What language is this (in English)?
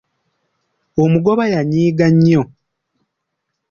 Ganda